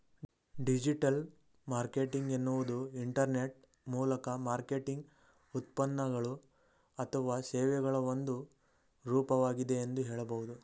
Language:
Kannada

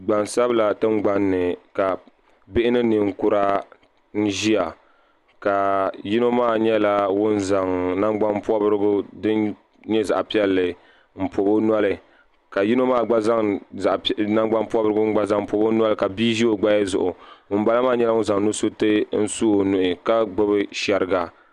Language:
Dagbani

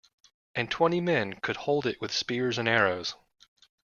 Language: English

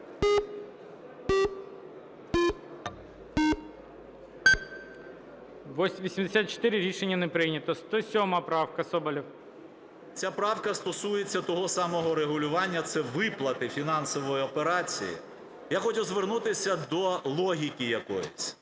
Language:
Ukrainian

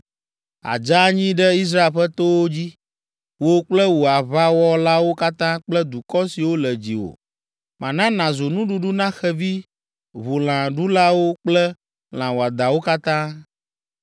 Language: Ewe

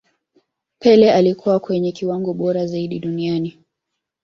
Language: Swahili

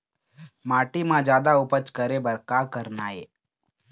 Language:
Chhattisgarhi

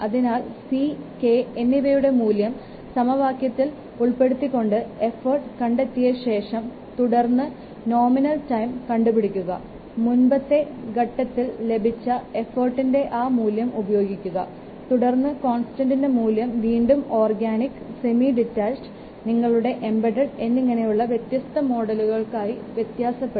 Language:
Malayalam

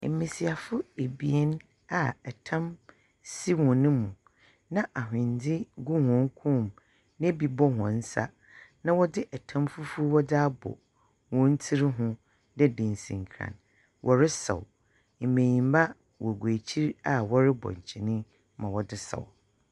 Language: Akan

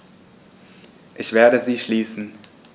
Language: German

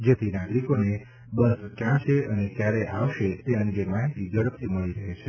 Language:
Gujarati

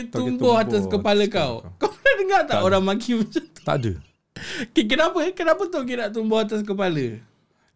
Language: Malay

